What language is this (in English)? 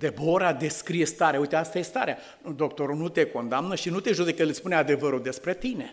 Romanian